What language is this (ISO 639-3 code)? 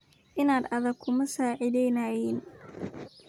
som